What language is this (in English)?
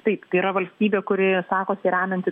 Lithuanian